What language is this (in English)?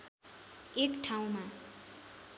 Nepali